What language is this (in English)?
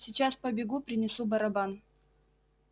Russian